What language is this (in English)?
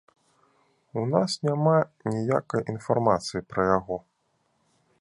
Belarusian